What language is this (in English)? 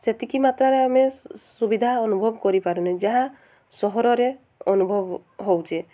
Odia